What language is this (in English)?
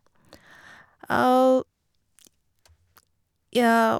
Norwegian